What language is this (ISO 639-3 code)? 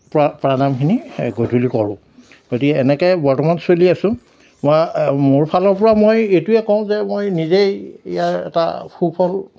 asm